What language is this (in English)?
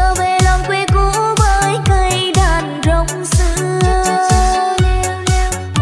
Vietnamese